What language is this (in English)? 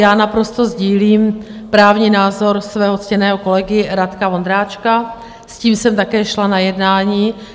Czech